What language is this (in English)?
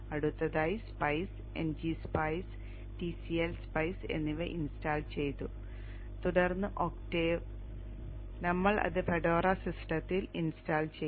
Malayalam